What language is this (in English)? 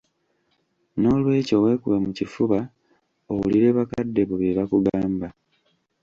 Ganda